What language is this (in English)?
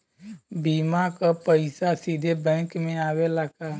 Bhojpuri